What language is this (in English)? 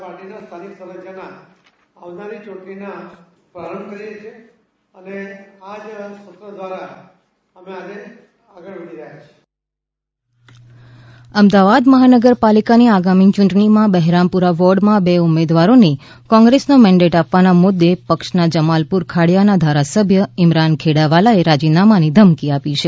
Gujarati